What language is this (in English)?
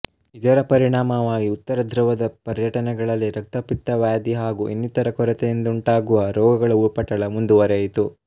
Kannada